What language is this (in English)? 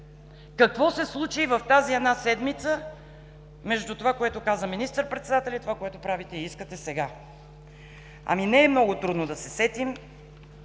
Bulgarian